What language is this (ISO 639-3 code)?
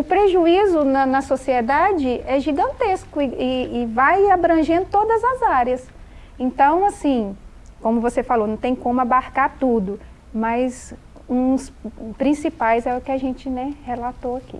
por